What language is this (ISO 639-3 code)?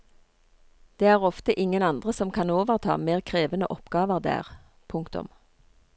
nor